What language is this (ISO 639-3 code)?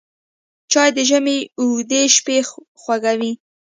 pus